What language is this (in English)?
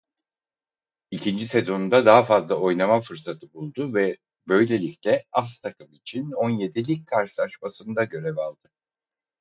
Turkish